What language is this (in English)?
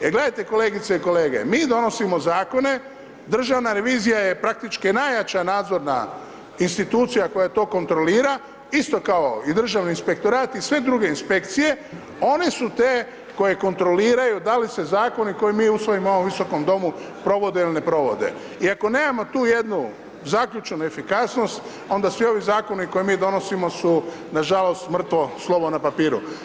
Croatian